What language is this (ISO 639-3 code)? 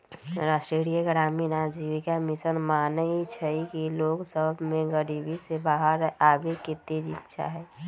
mag